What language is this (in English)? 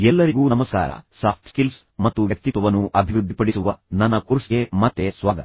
Kannada